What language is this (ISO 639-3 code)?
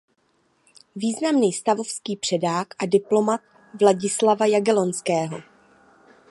ces